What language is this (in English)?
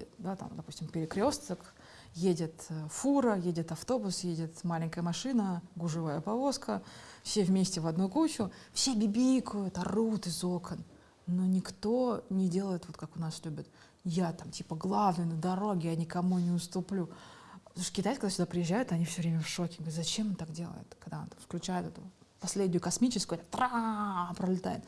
Russian